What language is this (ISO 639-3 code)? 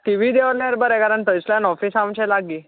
kok